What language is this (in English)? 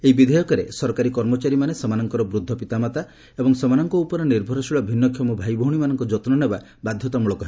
Odia